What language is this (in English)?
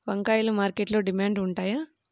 Telugu